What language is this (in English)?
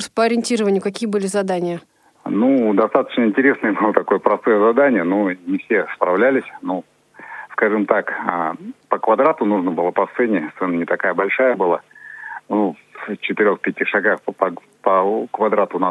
Russian